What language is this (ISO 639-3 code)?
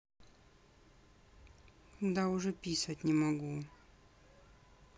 rus